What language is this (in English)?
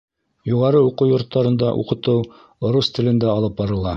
Bashkir